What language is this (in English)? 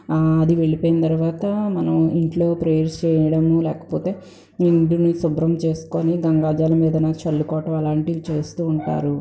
Telugu